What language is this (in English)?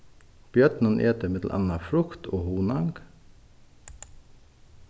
Faroese